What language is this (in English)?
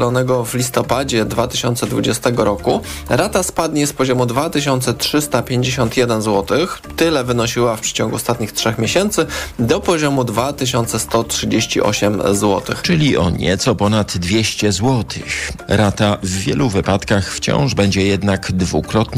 Polish